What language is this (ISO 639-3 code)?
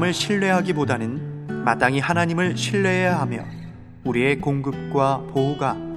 kor